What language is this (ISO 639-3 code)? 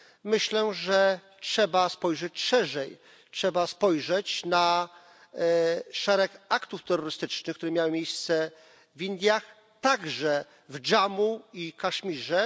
pol